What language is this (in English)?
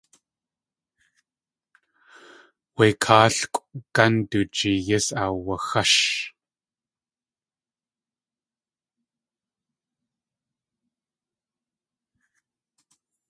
Tlingit